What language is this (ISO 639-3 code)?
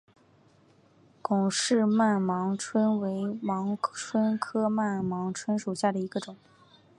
zho